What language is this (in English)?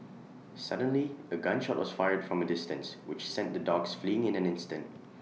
English